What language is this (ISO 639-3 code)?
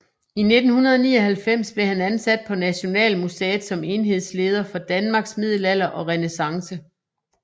dan